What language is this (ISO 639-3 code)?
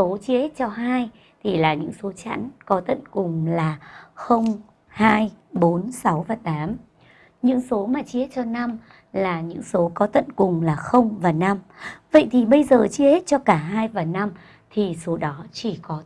vie